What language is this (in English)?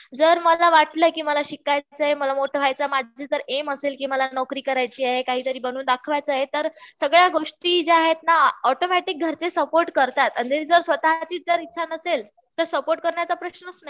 Marathi